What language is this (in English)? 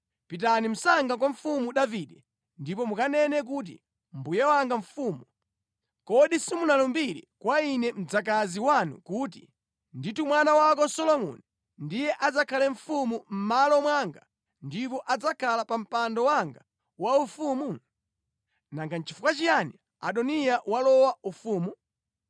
Nyanja